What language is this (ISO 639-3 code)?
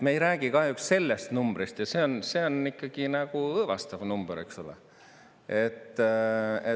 est